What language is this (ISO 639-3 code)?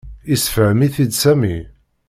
kab